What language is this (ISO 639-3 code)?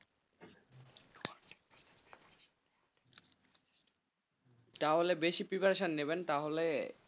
ben